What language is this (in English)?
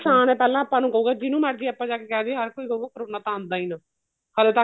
Punjabi